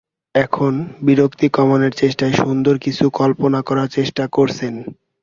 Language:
Bangla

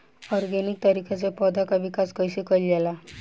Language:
Bhojpuri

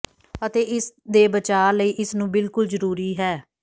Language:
Punjabi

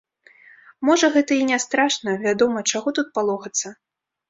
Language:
Belarusian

